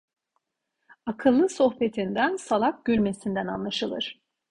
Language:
Turkish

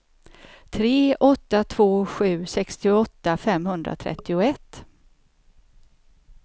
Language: Swedish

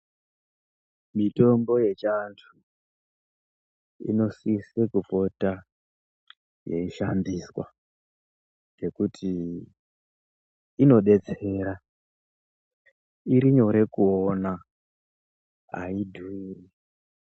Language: Ndau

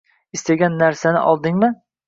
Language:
Uzbek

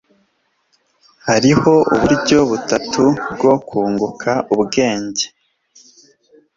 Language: Kinyarwanda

